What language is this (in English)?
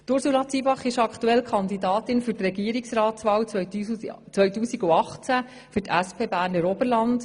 Swiss German